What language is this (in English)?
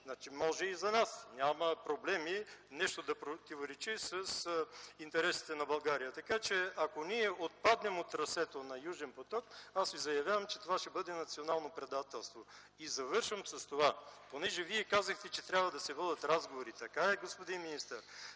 Bulgarian